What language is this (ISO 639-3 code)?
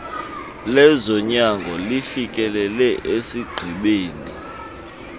xho